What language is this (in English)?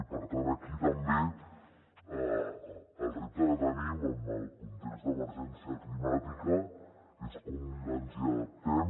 Catalan